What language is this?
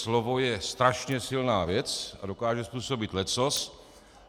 Czech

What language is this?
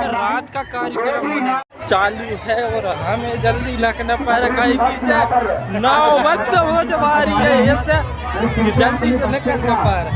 Hindi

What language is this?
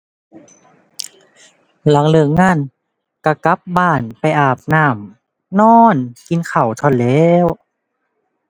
Thai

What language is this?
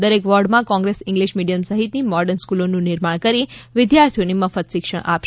Gujarati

